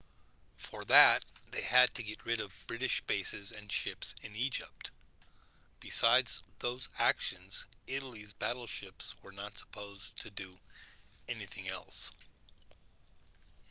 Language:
English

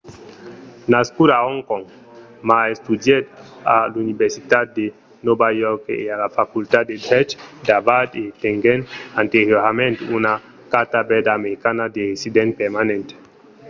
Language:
Occitan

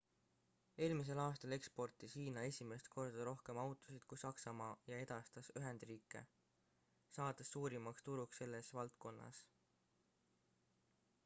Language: Estonian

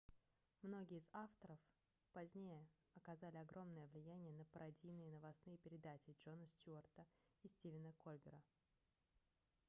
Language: Russian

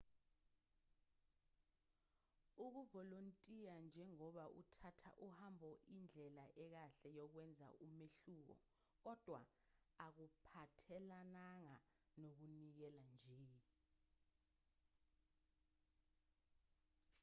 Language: Zulu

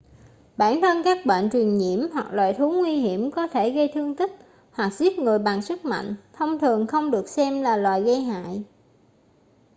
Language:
Vietnamese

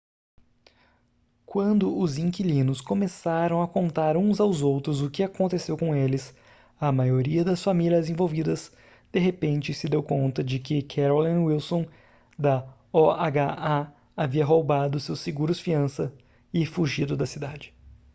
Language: Portuguese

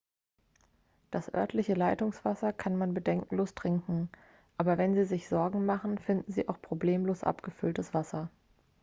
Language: German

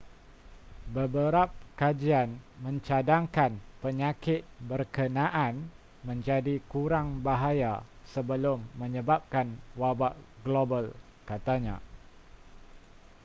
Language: Malay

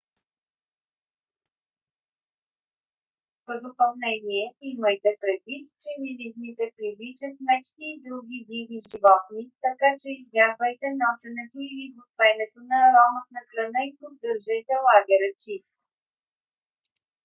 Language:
Bulgarian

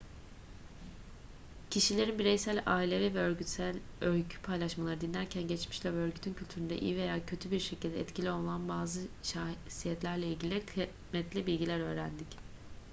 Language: Turkish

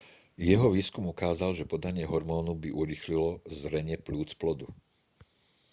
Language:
Slovak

